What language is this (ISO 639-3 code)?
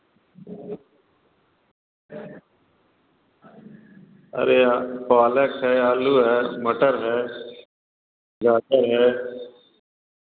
hin